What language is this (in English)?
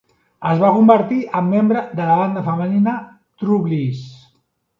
Catalan